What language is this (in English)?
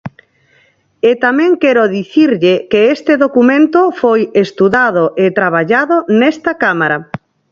Galician